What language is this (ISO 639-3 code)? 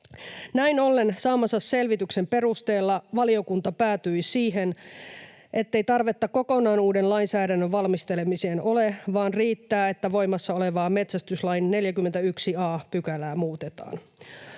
fin